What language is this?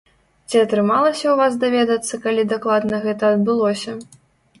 Belarusian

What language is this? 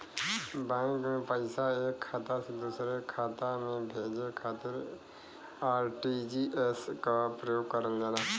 Bhojpuri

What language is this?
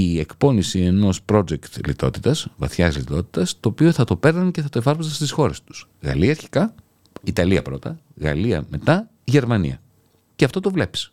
Greek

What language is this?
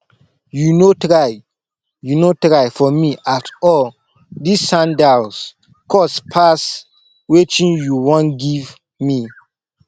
Nigerian Pidgin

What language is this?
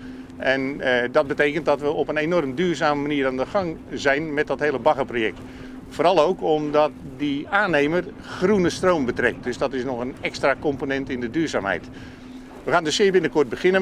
Dutch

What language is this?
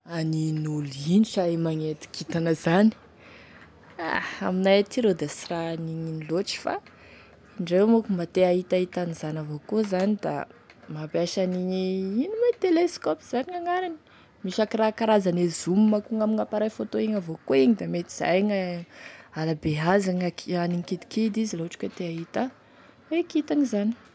Tesaka Malagasy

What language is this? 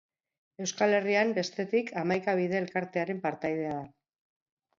Basque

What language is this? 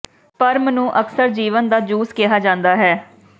Punjabi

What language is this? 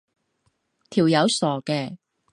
Cantonese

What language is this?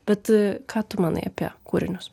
Lithuanian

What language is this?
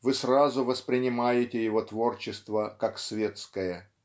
Russian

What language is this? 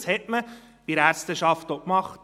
Swiss German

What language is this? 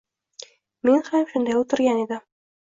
Uzbek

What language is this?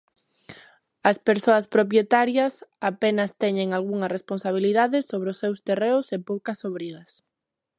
Galician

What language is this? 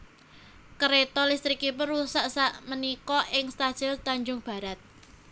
Javanese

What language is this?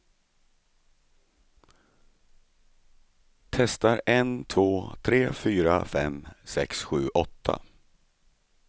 Swedish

